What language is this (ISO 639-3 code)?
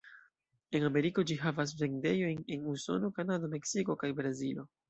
epo